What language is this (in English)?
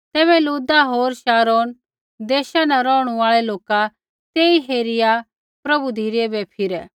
Kullu Pahari